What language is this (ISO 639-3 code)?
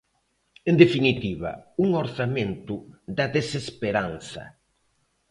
glg